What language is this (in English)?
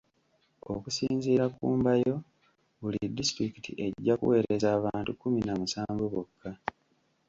Ganda